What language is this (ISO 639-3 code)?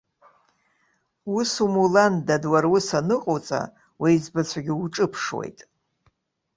abk